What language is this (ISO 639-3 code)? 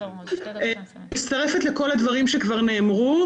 heb